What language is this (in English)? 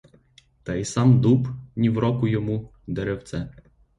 Ukrainian